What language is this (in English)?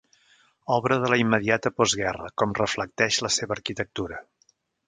Catalan